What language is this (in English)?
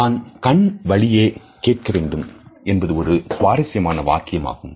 Tamil